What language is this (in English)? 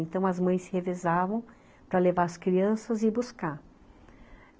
Portuguese